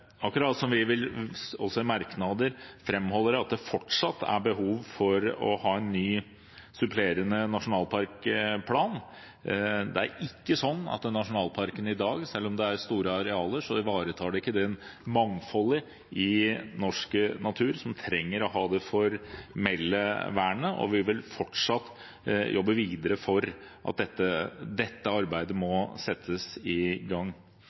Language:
Norwegian Bokmål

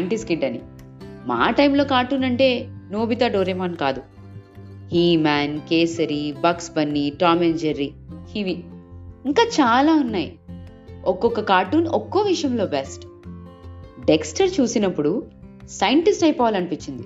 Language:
Telugu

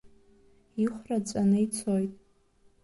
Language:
Abkhazian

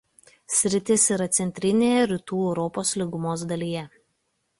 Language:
Lithuanian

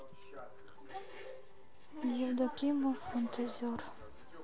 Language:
Russian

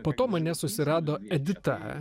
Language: Lithuanian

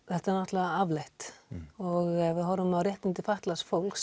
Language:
Icelandic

